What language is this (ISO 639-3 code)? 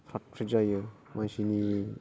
brx